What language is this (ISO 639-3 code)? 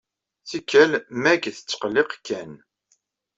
kab